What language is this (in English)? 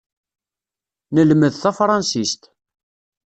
Kabyle